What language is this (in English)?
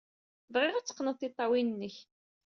Kabyle